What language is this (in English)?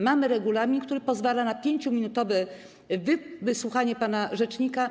Polish